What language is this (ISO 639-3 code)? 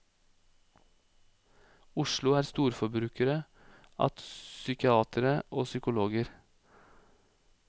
nor